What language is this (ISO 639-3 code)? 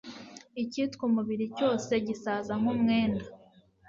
kin